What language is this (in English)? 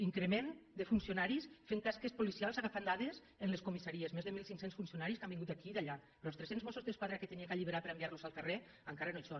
Catalan